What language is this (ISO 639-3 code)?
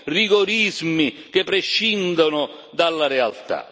ita